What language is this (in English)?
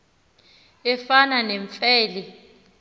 Xhosa